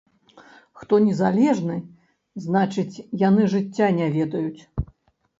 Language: Belarusian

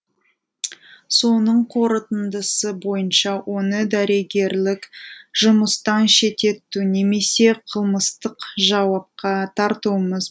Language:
Kazakh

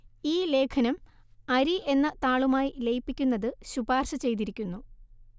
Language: Malayalam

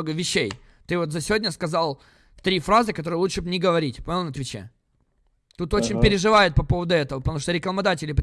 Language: Russian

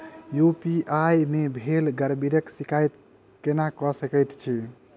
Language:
Maithili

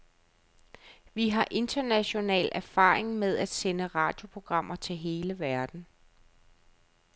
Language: Danish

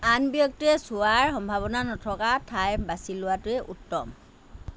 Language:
Assamese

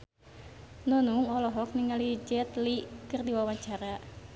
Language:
Sundanese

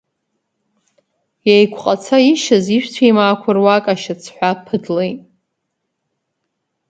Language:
Abkhazian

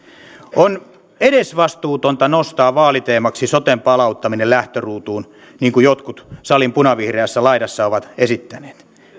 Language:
Finnish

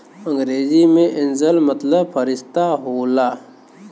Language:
Bhojpuri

